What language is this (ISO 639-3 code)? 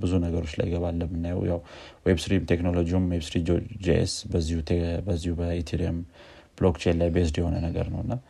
amh